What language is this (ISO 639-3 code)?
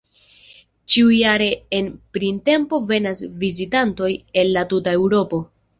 epo